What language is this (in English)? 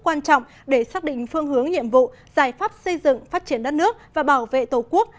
Vietnamese